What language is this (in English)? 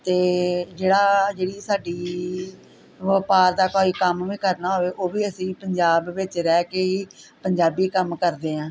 Punjabi